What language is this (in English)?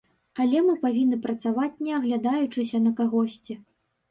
Belarusian